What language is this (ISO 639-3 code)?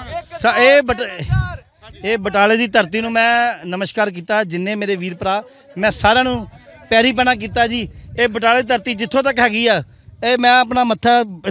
pan